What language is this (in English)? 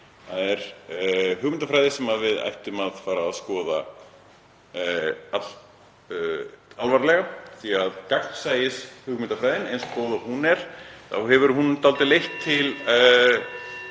Icelandic